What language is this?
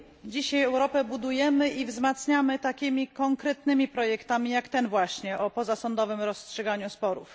Polish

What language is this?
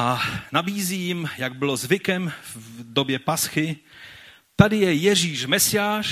Czech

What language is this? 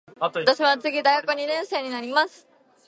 Japanese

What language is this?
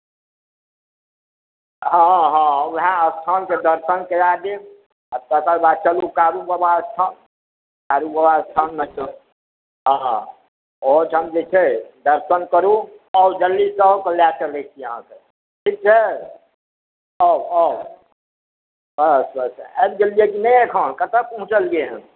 Maithili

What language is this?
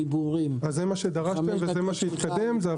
Hebrew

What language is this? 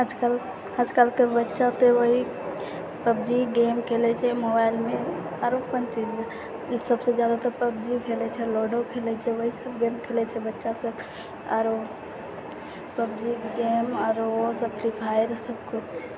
Maithili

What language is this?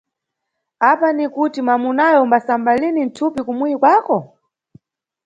Nyungwe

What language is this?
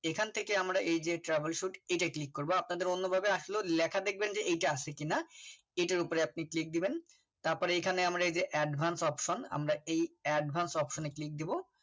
Bangla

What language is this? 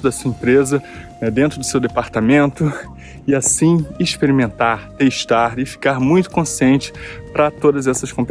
Portuguese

